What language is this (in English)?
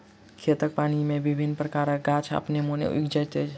Maithili